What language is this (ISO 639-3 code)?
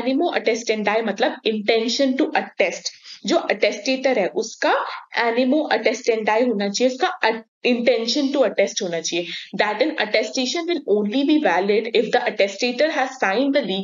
hin